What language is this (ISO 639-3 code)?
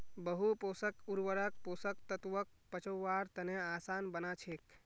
mag